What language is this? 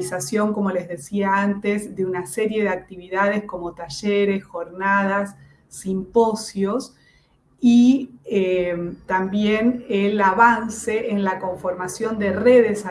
Spanish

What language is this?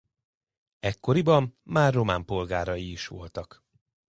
Hungarian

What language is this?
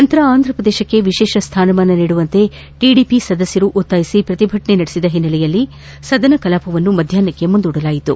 Kannada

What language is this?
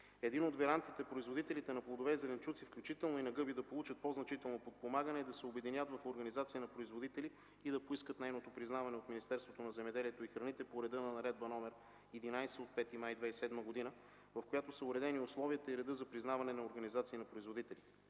Bulgarian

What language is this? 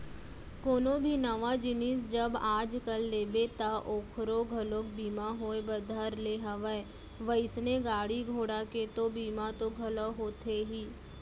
Chhattisgarhi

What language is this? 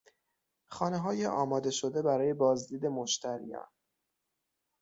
Persian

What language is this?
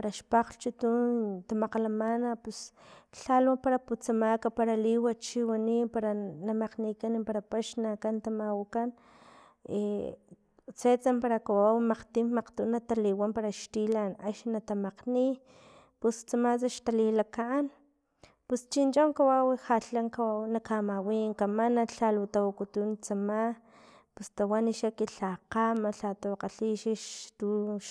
Filomena Mata-Coahuitlán Totonac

